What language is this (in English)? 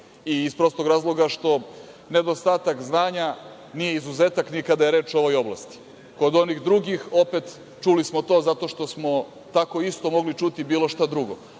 Serbian